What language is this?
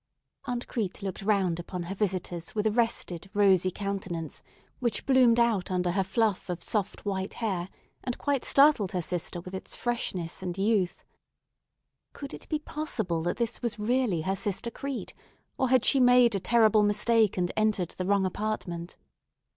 English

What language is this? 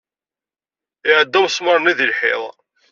Kabyle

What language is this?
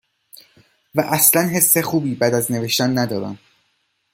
Persian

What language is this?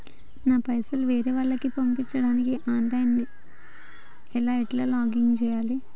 Telugu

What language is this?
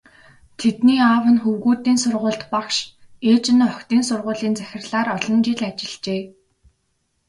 Mongolian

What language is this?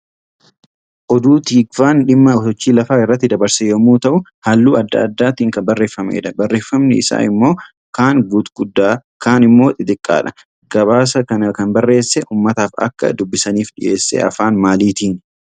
Oromo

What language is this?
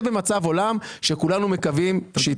Hebrew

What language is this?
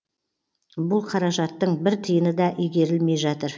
Kazakh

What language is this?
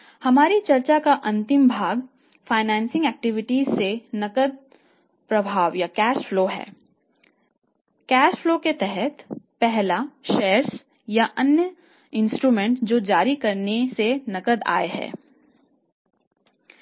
Hindi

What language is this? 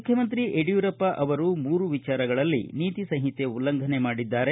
Kannada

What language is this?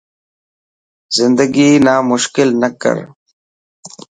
Dhatki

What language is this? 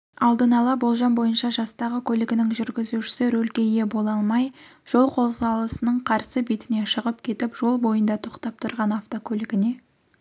Kazakh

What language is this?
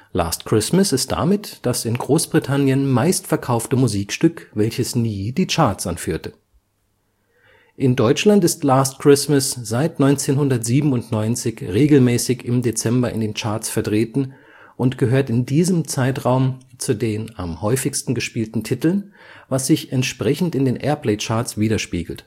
German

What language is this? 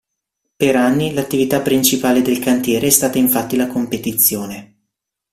Italian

